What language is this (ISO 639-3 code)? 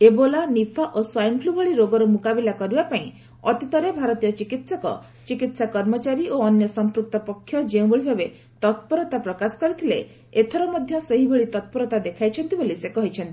ori